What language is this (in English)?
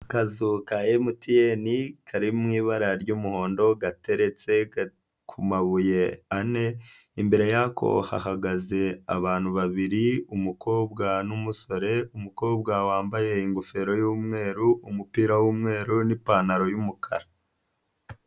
Kinyarwanda